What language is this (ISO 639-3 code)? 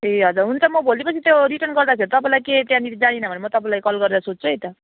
nep